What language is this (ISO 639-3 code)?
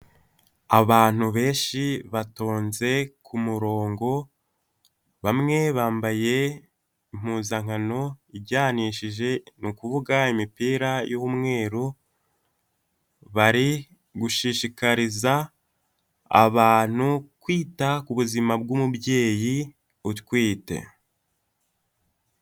kin